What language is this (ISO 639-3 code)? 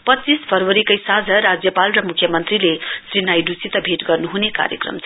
nep